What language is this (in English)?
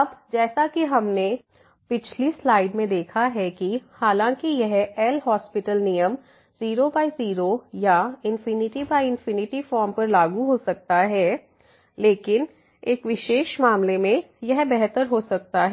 Hindi